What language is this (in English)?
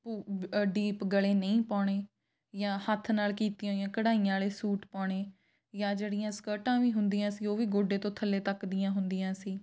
Punjabi